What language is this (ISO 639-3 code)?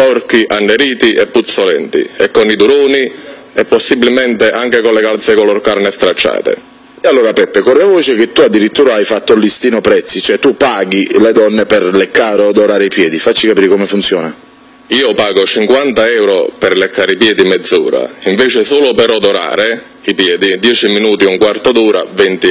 ita